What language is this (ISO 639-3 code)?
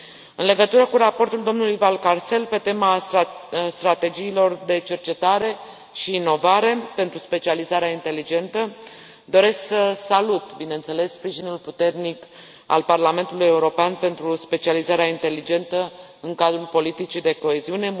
ron